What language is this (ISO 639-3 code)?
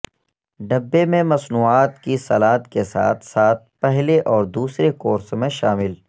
urd